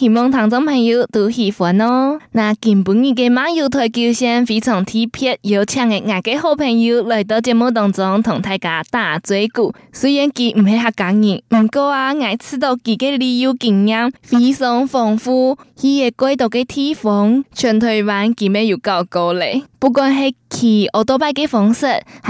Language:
Chinese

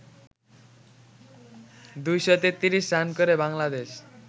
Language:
Bangla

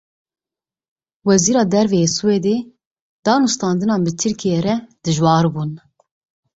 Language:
Kurdish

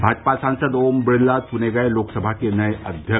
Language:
Hindi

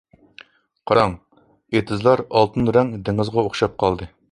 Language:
Uyghur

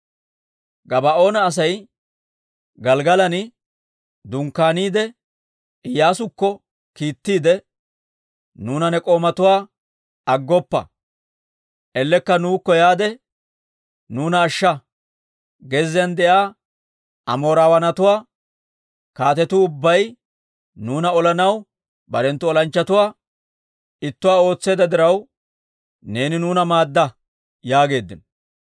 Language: Dawro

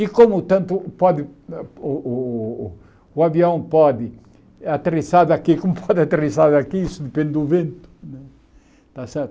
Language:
Portuguese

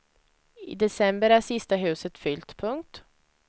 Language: Swedish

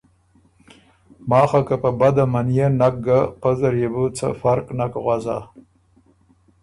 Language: Ormuri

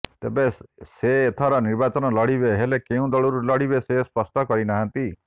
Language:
Odia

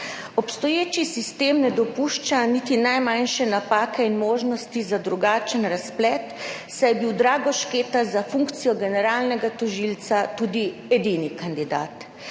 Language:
Slovenian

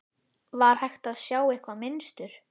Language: Icelandic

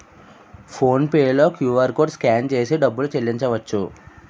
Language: Telugu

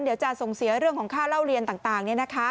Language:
Thai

